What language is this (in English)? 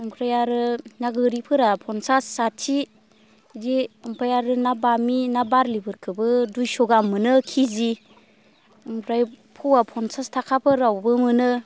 Bodo